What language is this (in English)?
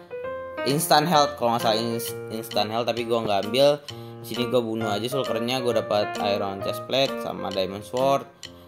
Indonesian